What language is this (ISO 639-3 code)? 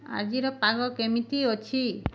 ori